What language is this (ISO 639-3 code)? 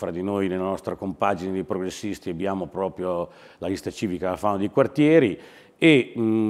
ita